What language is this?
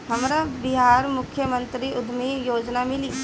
Bhojpuri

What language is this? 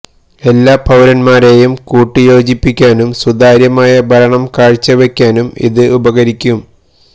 Malayalam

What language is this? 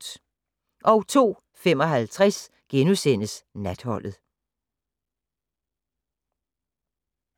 Danish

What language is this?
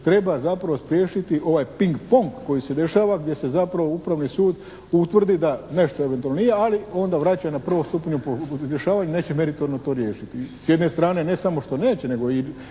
Croatian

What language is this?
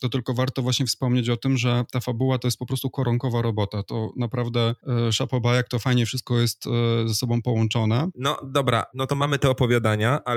Polish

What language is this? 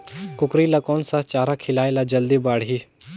Chhattisgarhi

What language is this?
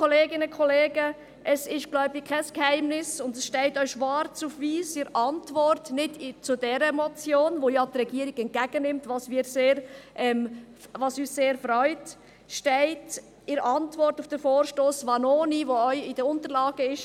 Swiss German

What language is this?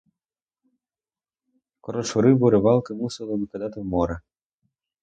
Ukrainian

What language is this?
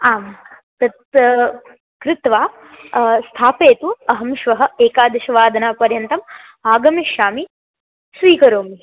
Sanskrit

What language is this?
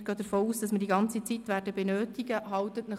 Swiss German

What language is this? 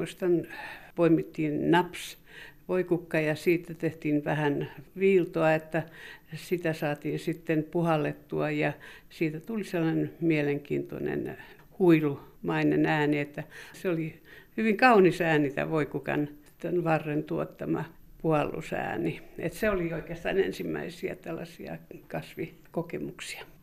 Finnish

